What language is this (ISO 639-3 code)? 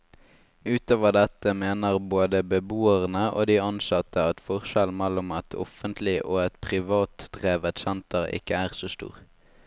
nor